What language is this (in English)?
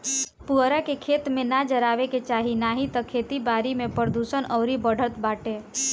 Bhojpuri